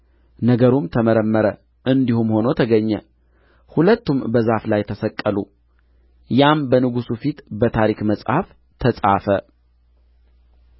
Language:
Amharic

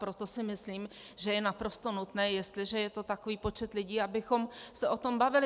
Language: Czech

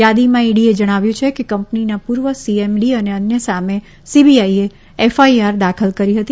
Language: Gujarati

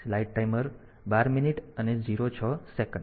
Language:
Gujarati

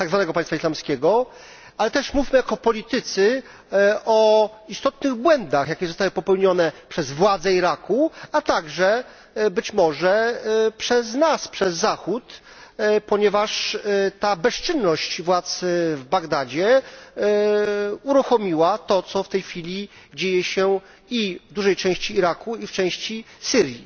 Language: Polish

